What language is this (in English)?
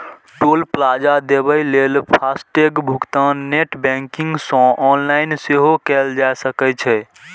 Maithili